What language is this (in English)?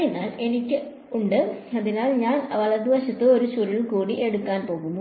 Malayalam